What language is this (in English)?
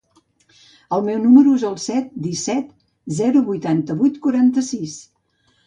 Catalan